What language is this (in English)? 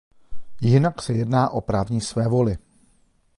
Czech